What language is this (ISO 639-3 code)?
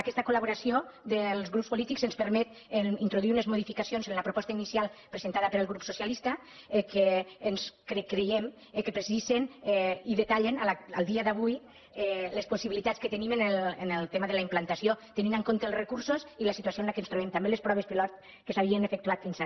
cat